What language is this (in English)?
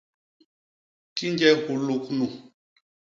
Basaa